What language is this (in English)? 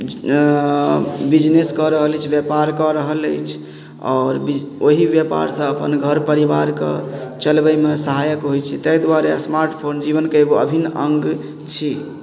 Maithili